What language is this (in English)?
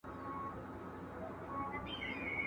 Pashto